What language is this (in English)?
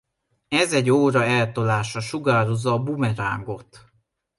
Hungarian